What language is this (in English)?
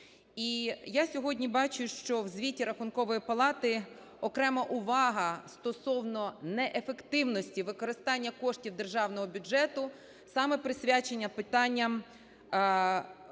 Ukrainian